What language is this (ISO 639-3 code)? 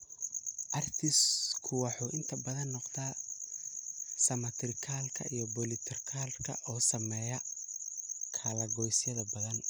som